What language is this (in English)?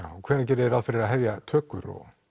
Icelandic